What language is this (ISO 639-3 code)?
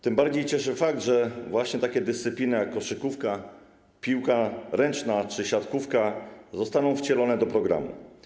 pol